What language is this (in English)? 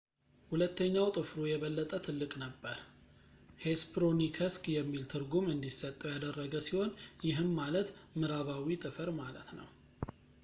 Amharic